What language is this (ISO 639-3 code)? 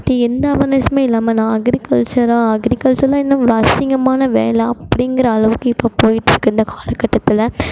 tam